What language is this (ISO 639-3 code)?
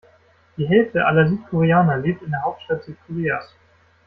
deu